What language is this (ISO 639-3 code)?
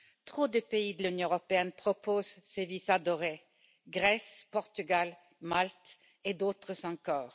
fra